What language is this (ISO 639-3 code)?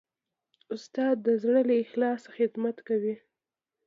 pus